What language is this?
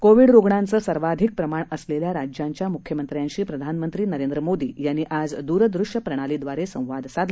Marathi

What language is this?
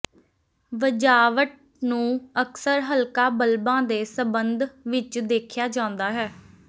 Punjabi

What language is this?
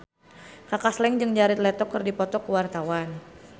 Sundanese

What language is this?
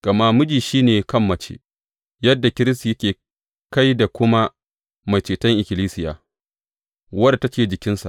Hausa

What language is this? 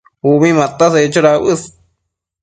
Matsés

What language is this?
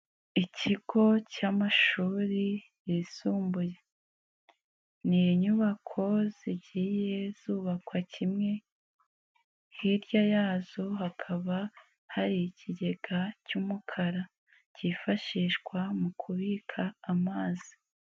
Kinyarwanda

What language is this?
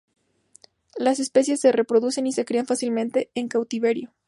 Spanish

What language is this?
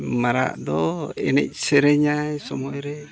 Santali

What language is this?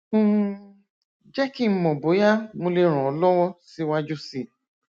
Yoruba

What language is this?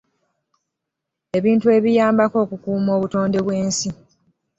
Ganda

